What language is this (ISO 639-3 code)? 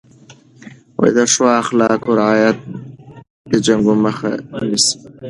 pus